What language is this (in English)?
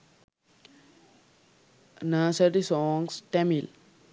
Sinhala